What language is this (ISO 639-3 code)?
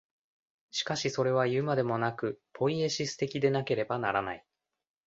jpn